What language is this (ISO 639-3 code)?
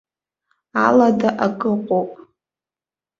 abk